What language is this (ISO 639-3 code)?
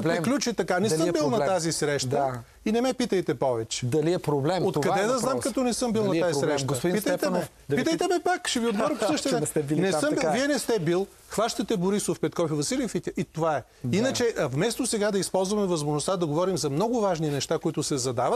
bul